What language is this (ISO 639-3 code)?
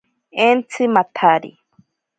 prq